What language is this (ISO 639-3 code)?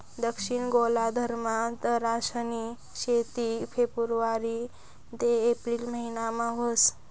mar